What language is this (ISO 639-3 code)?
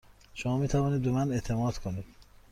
fas